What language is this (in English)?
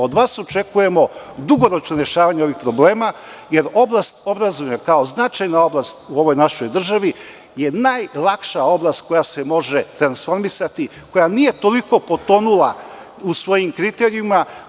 Serbian